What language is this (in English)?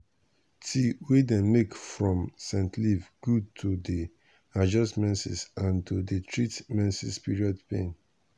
Nigerian Pidgin